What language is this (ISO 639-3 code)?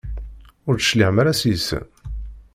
kab